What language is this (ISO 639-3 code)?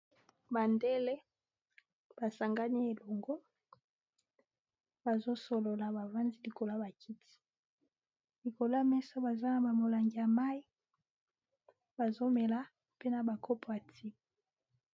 lin